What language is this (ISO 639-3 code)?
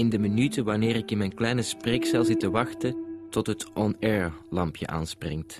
nld